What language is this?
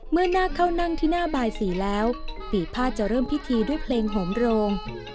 Thai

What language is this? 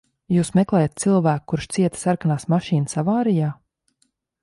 Latvian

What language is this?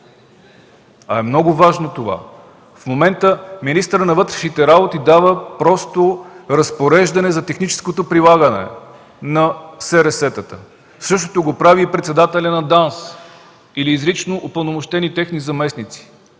Bulgarian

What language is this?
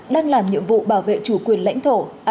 Vietnamese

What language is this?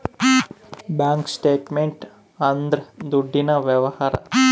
Kannada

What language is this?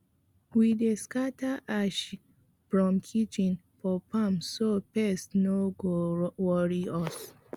Nigerian Pidgin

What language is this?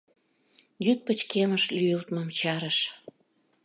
Mari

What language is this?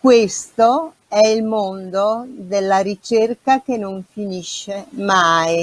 Italian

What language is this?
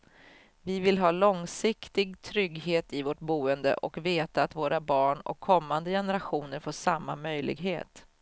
Swedish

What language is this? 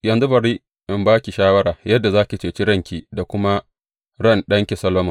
Hausa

